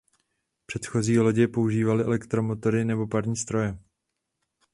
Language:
Czech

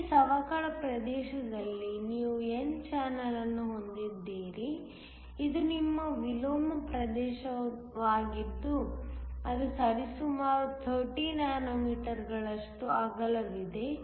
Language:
Kannada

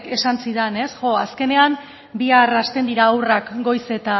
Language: Basque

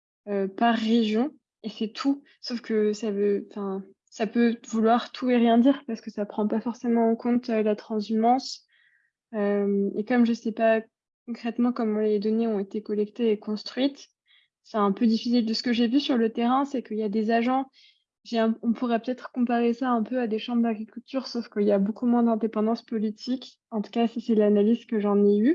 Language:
French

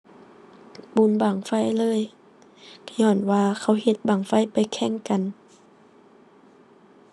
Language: Thai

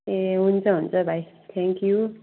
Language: Nepali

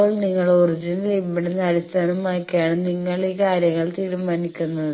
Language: Malayalam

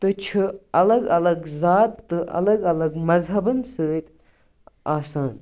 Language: Kashmiri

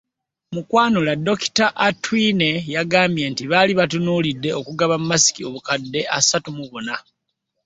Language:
Ganda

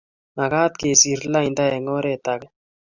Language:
Kalenjin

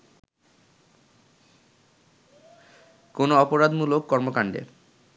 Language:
Bangla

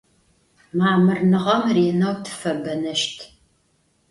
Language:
Adyghe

